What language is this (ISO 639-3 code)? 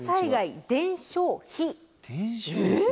jpn